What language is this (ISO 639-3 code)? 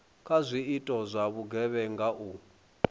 ven